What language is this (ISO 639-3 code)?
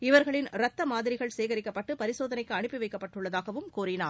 tam